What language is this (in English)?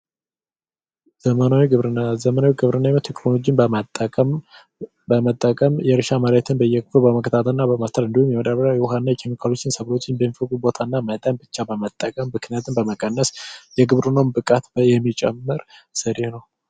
Amharic